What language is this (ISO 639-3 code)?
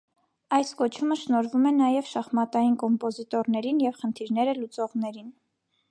hye